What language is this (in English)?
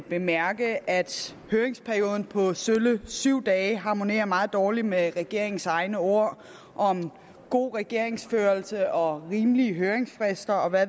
Danish